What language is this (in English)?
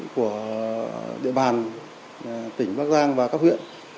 Vietnamese